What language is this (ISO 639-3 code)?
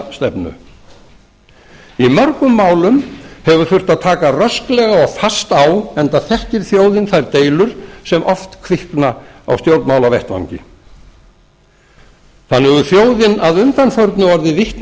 isl